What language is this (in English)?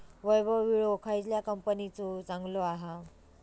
Marathi